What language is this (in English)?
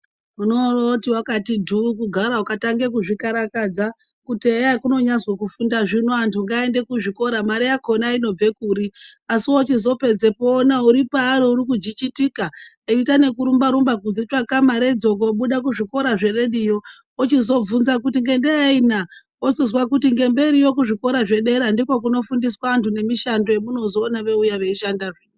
Ndau